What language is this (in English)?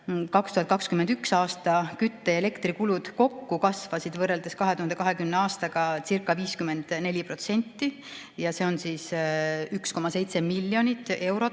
Estonian